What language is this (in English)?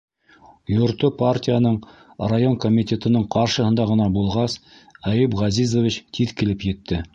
Bashkir